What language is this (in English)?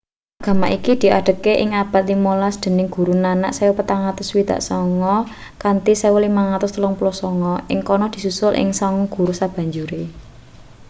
Javanese